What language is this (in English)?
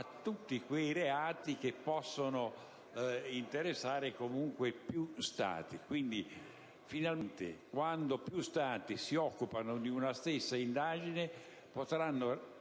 Italian